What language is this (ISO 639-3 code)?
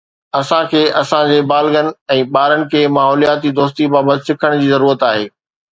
snd